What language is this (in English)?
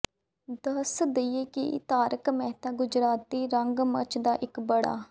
Punjabi